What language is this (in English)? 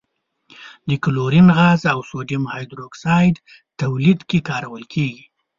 Pashto